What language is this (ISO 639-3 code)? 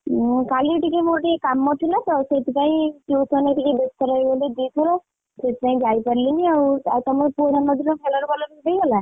ori